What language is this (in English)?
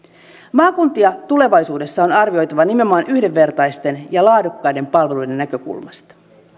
Finnish